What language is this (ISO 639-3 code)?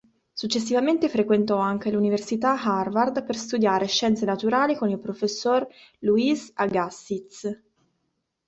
ita